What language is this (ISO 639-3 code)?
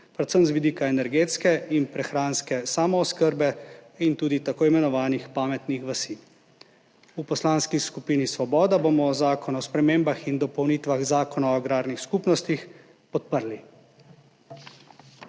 slv